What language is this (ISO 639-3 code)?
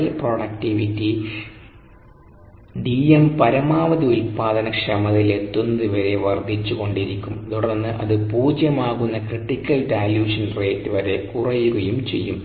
mal